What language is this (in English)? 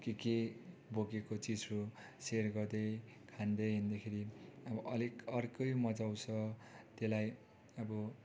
Nepali